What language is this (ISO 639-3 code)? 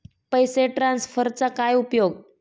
mar